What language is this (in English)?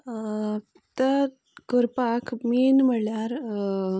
Konkani